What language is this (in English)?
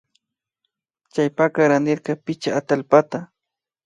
Imbabura Highland Quichua